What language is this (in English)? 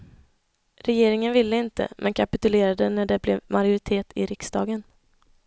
Swedish